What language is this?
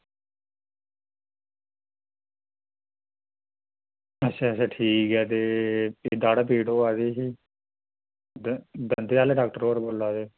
Dogri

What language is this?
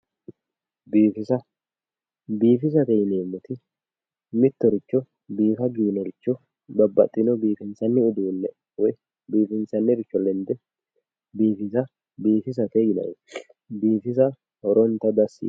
Sidamo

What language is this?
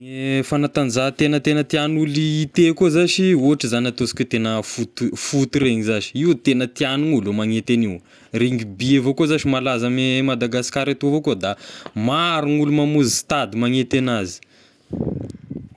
Tesaka Malagasy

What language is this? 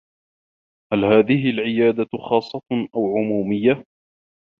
Arabic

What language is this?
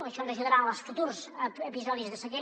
Catalan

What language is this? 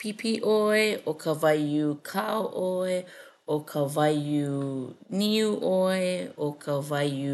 Hawaiian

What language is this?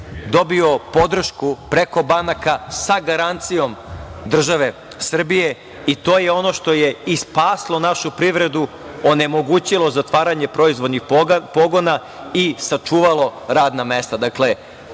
Serbian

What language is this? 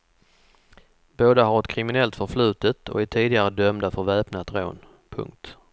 Swedish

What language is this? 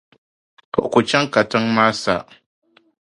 Dagbani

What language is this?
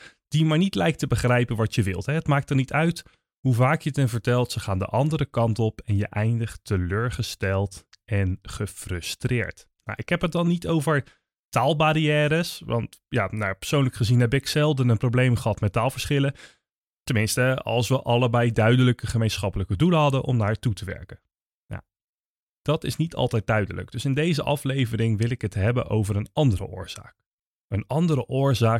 Dutch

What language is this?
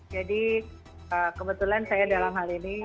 Indonesian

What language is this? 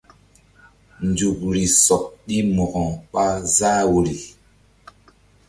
Mbum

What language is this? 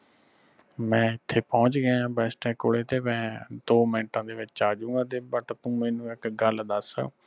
Punjabi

